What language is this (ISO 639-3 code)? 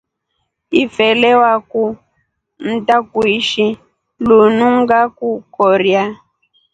rof